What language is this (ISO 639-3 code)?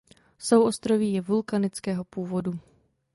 ces